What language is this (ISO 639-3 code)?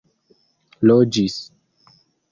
epo